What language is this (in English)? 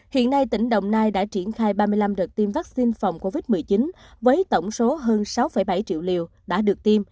Vietnamese